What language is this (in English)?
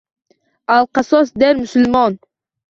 Uzbek